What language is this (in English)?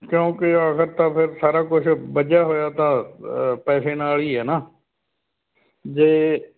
Punjabi